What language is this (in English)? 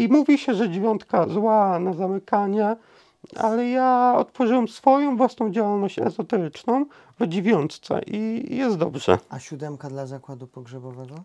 Polish